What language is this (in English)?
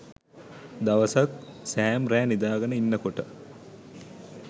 Sinhala